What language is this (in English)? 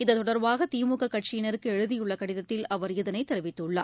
Tamil